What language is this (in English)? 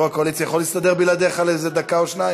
Hebrew